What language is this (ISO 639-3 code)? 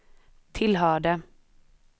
swe